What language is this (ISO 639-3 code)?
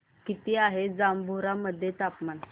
mar